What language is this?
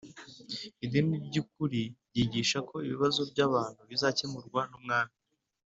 Kinyarwanda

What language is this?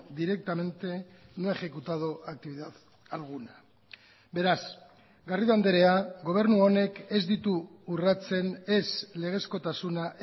Basque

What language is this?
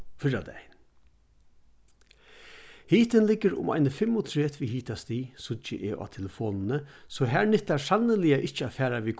Faroese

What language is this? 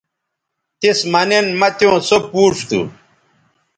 Bateri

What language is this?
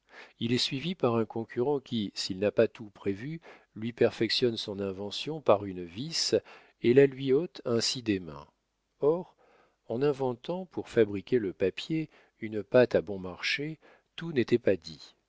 French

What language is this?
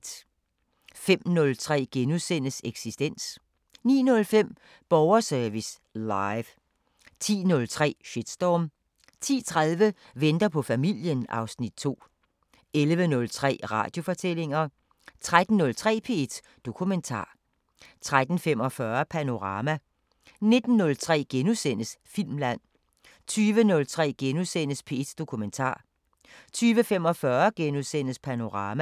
Danish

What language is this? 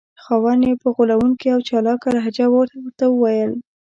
Pashto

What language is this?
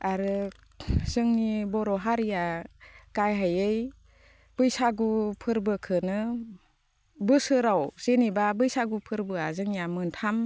Bodo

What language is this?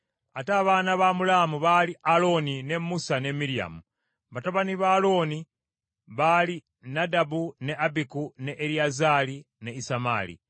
Ganda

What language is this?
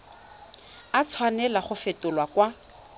Tswana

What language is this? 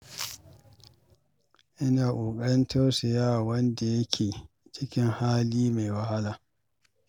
Hausa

